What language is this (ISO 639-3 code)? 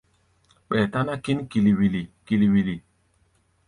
gba